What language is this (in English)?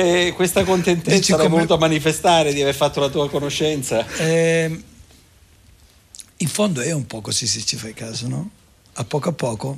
Italian